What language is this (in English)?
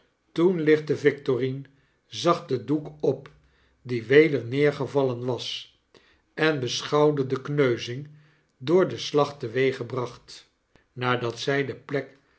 Dutch